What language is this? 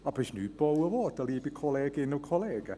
Swiss German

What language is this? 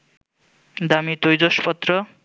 Bangla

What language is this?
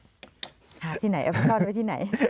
Thai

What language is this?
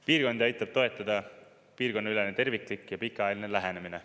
Estonian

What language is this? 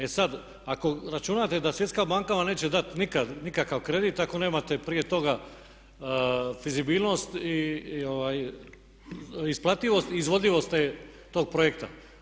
Croatian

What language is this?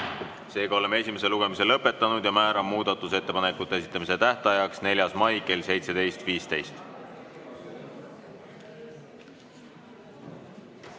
Estonian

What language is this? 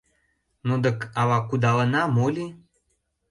Mari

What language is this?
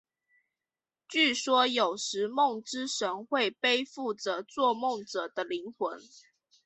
Chinese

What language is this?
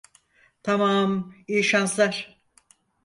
Turkish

